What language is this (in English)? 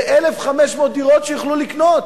Hebrew